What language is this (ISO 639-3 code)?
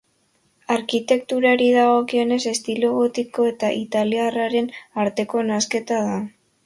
eus